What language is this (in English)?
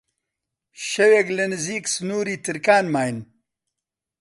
Central Kurdish